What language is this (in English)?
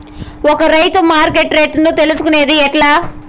Telugu